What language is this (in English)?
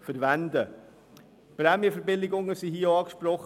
Swiss German